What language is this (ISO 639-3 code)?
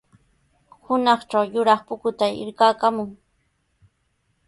qws